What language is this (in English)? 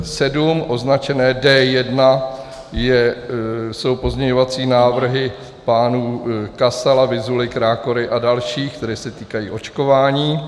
Czech